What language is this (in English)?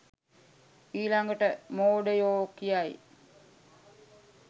Sinhala